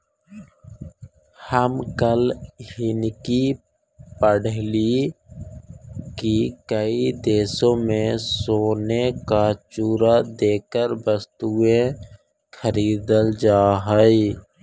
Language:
Magahi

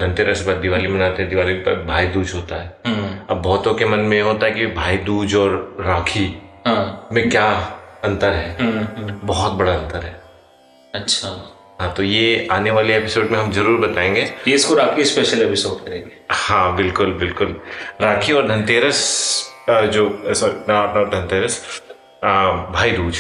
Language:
Hindi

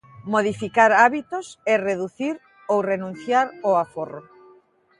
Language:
Galician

